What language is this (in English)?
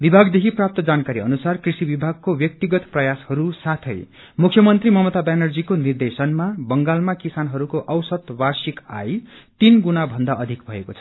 Nepali